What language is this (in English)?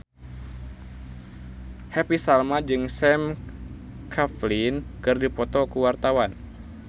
Sundanese